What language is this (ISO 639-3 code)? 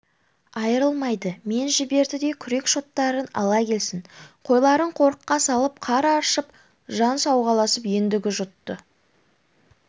kaz